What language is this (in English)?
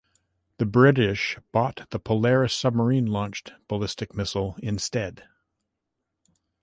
English